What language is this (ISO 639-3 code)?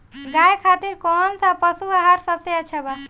bho